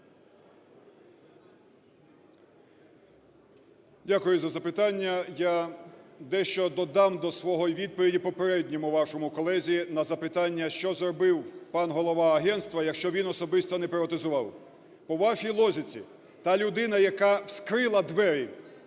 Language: Ukrainian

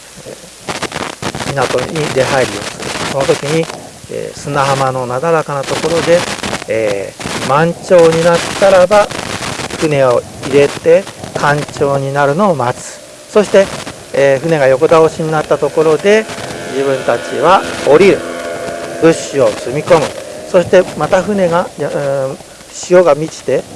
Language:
Japanese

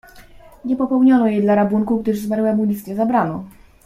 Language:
Polish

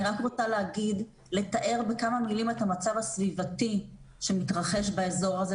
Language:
Hebrew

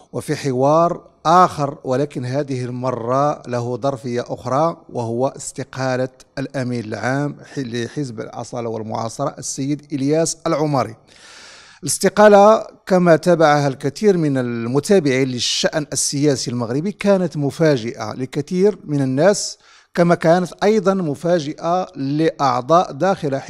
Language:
Arabic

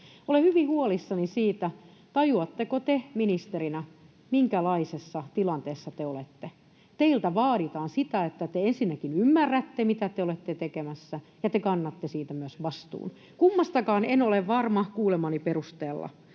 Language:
Finnish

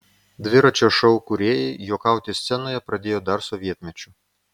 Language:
Lithuanian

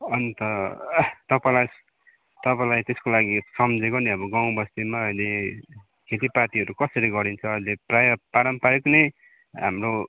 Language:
Nepali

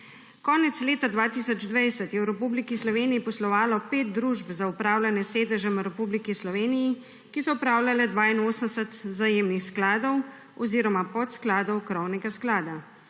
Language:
Slovenian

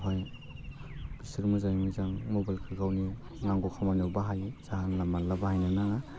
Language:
Bodo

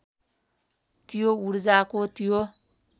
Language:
Nepali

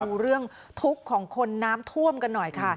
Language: Thai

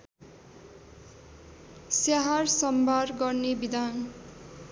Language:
Nepali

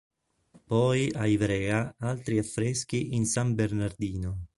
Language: Italian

